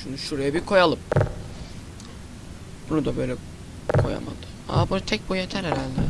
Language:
Turkish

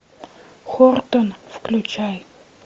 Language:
Russian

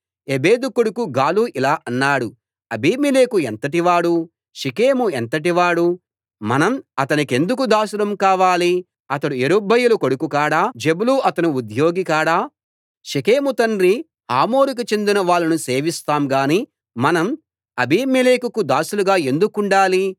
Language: Telugu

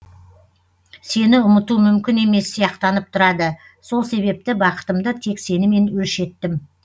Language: Kazakh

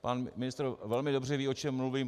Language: Czech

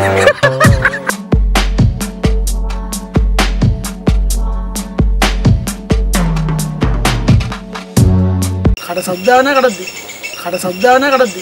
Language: Korean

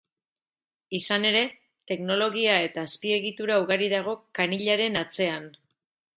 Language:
Basque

